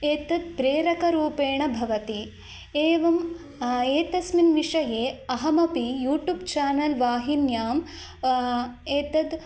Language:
Sanskrit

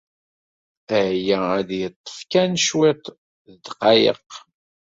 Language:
Kabyle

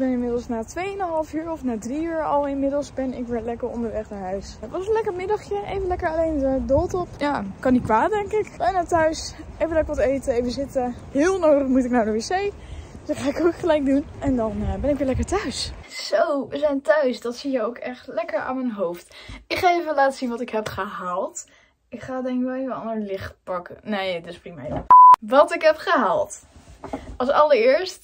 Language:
Dutch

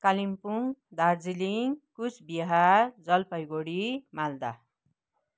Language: Nepali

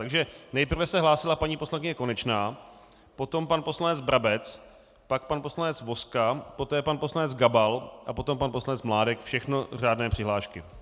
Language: Czech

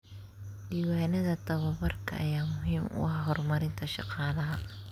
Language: Somali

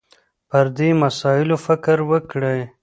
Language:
Pashto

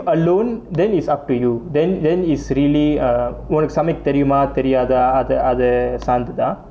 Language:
English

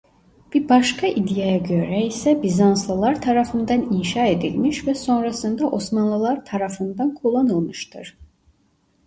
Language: Turkish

